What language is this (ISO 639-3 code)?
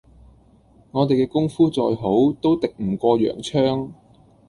yue